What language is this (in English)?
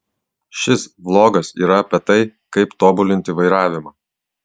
Lithuanian